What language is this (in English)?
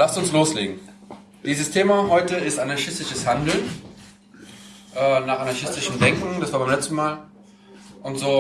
German